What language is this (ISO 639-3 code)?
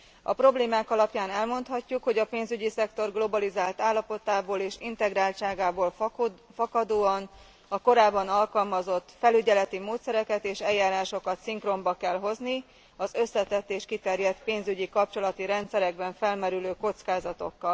hun